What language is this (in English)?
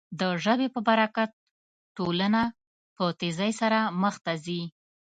Pashto